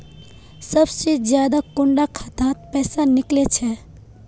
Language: Magahi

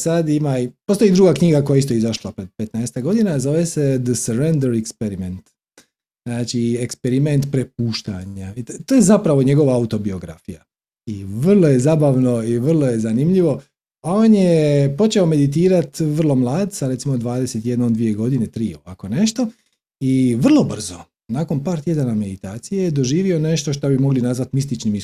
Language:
Croatian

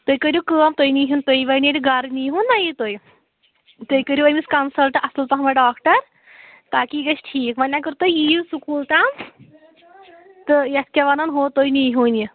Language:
Kashmiri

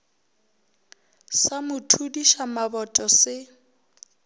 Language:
Northern Sotho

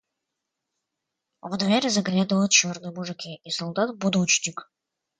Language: Russian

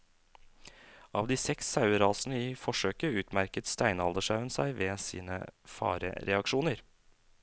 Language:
Norwegian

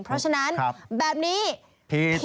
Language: Thai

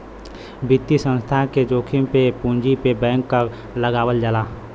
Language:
Bhojpuri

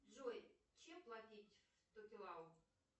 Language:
Russian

